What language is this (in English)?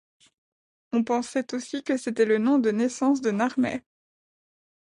French